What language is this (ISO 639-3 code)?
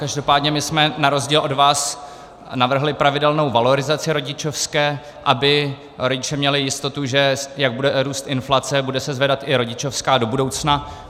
ces